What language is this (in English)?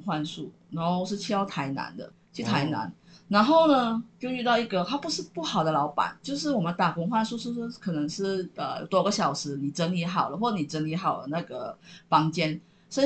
Chinese